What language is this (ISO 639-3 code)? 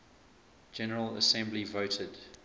eng